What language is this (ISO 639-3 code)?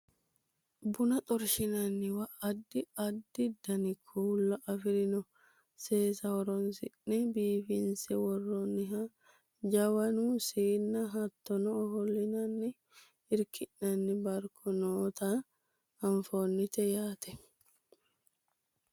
sid